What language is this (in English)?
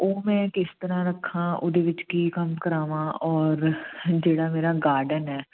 Punjabi